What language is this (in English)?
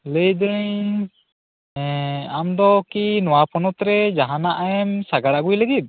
Santali